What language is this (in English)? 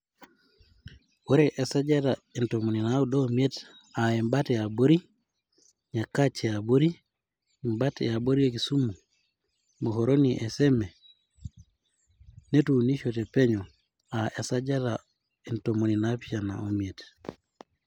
Masai